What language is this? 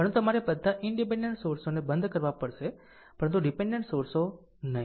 Gujarati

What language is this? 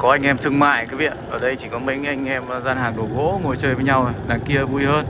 Vietnamese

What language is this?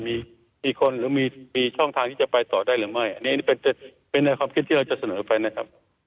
Thai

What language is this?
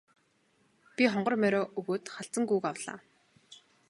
Mongolian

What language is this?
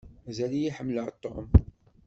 Kabyle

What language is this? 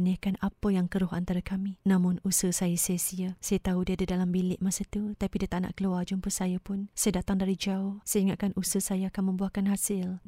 Malay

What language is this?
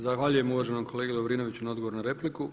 Croatian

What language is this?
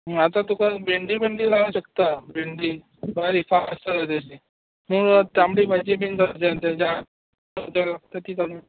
Konkani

